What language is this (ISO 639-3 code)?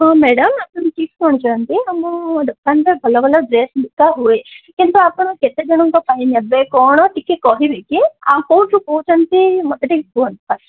ori